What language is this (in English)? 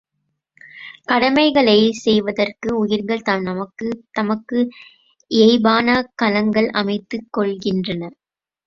Tamil